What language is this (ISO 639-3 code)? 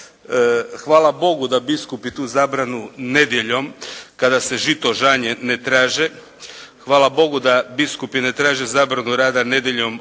hrv